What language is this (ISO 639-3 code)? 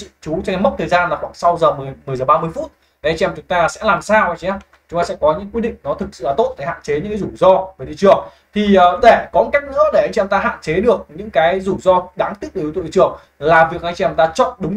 vie